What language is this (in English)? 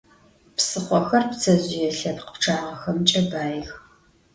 Adyghe